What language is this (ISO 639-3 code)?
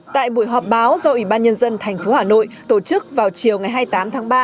vie